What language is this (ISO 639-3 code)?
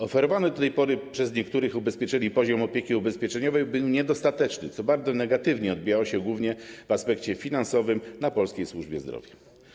pol